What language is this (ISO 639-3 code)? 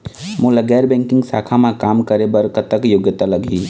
hne